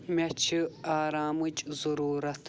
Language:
Kashmiri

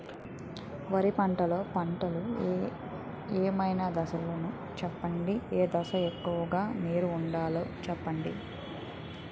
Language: Telugu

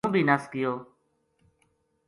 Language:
Gujari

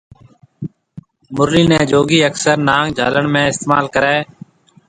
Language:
Marwari (Pakistan)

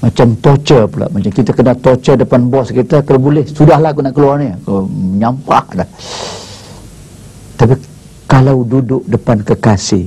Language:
Malay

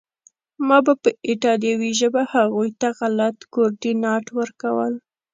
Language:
Pashto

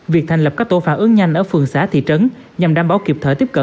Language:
Vietnamese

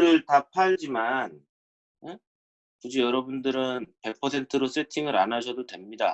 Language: Korean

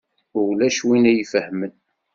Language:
Kabyle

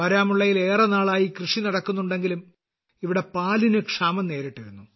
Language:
Malayalam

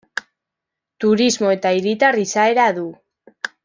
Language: Basque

